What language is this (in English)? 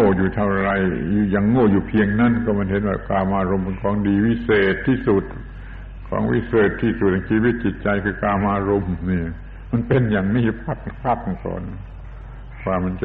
Thai